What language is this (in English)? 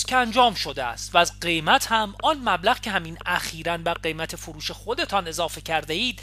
Persian